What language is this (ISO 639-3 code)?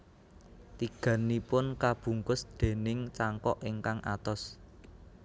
jav